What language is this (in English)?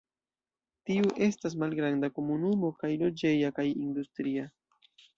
Esperanto